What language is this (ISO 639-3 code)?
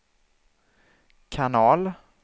swe